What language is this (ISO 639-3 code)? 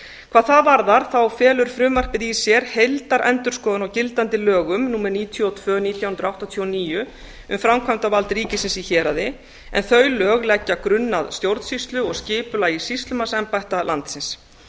isl